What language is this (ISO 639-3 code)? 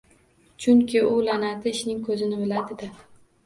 uzb